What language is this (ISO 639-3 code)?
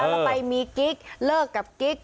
tha